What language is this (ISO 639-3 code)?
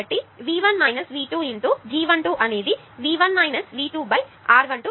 tel